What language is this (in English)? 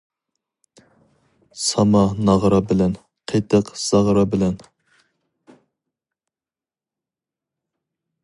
Uyghur